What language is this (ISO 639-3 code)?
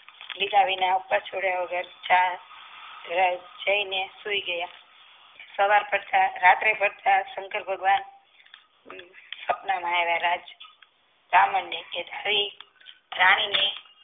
guj